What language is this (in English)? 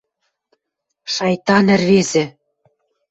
Western Mari